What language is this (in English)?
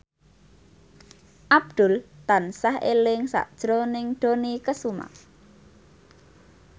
Javanese